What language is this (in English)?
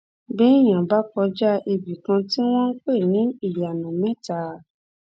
Yoruba